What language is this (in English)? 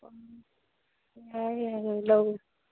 Manipuri